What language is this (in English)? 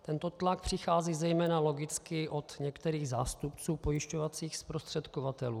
Czech